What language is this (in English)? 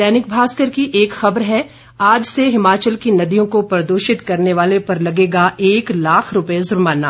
Hindi